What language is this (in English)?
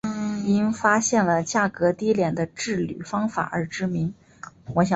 Chinese